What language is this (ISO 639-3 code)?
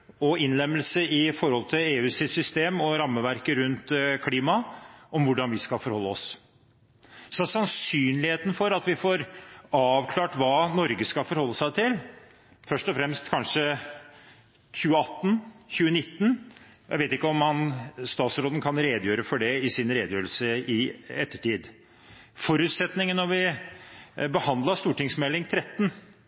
nob